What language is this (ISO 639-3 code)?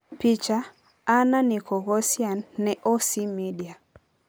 luo